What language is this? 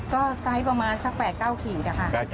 Thai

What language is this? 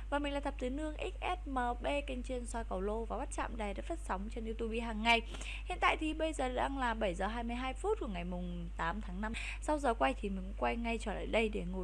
Vietnamese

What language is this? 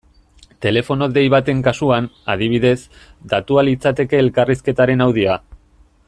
Basque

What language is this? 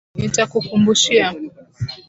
Swahili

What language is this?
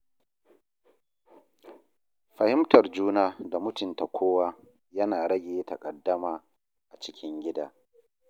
Hausa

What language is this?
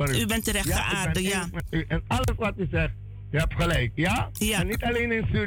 Dutch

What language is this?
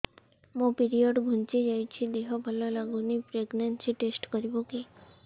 Odia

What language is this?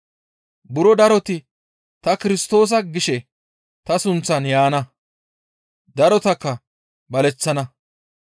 Gamo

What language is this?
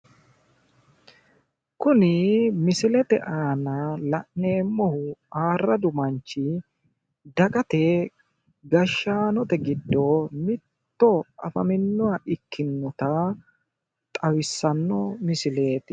Sidamo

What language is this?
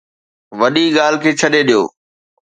Sindhi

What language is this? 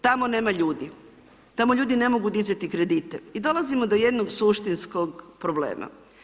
Croatian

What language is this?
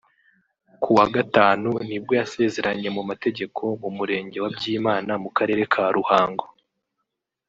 Kinyarwanda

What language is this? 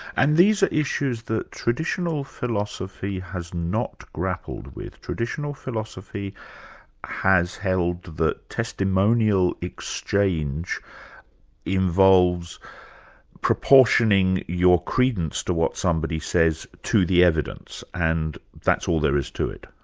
English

